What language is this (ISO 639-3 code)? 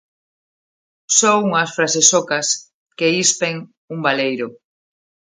glg